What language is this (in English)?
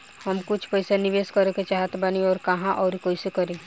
Bhojpuri